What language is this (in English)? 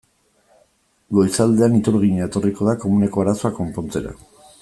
Basque